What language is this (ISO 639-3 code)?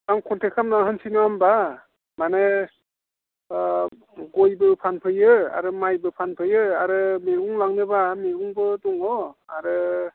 brx